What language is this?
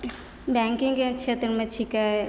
Maithili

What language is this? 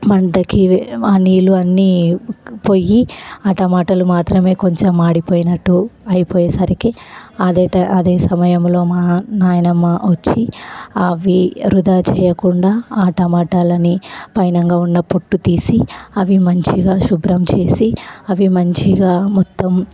Telugu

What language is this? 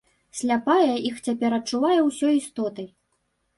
Belarusian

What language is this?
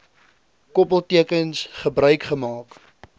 Afrikaans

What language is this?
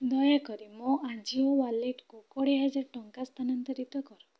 Odia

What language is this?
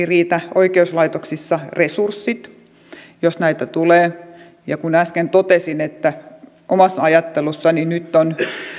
Finnish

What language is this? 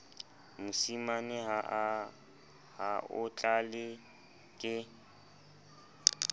Southern Sotho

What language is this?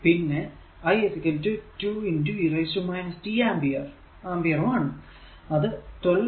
Malayalam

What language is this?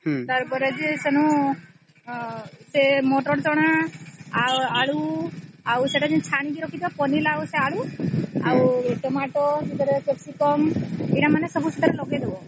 Odia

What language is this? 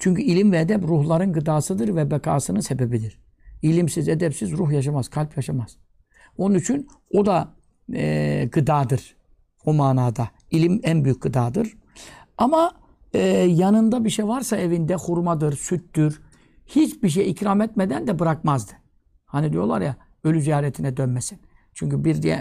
Turkish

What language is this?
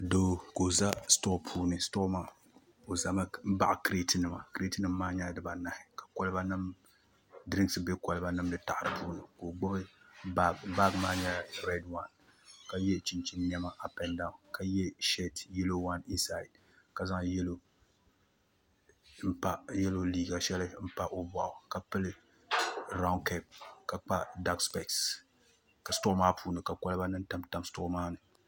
Dagbani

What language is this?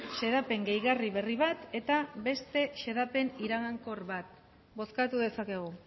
Basque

